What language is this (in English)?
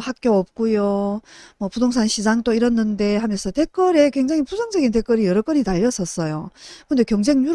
Korean